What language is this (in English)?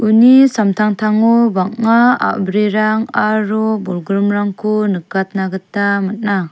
Garo